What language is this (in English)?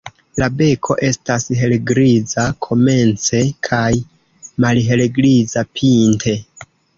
Esperanto